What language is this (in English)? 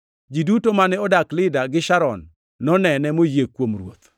Luo (Kenya and Tanzania)